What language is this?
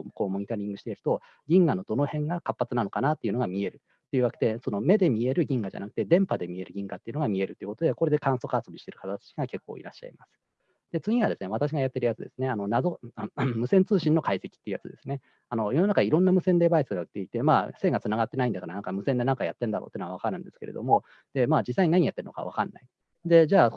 Japanese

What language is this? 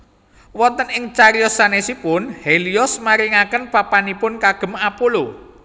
Javanese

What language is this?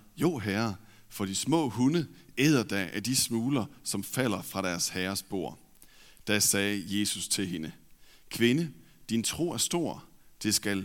Danish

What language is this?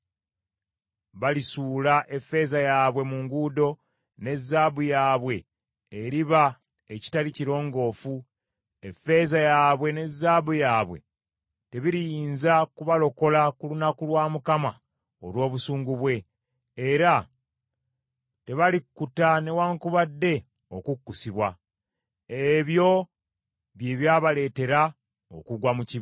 Ganda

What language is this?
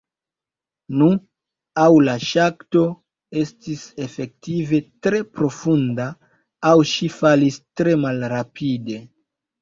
Esperanto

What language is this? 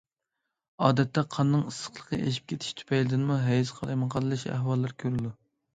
Uyghur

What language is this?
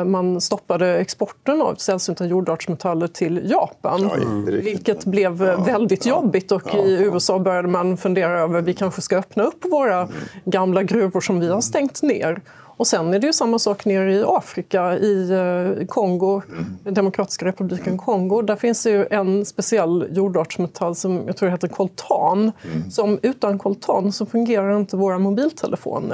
Swedish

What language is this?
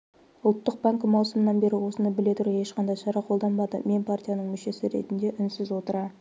Kazakh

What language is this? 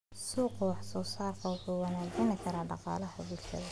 Somali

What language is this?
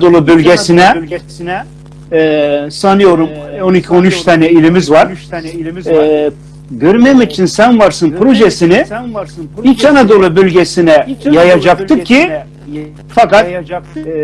Turkish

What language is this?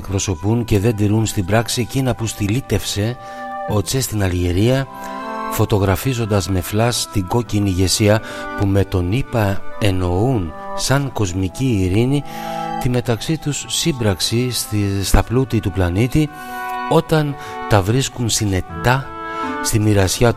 Greek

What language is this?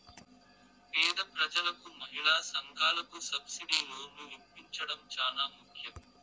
Telugu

